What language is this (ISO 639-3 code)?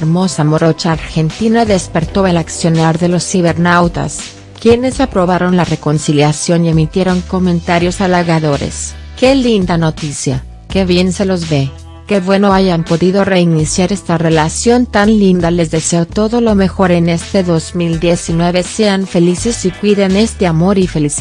spa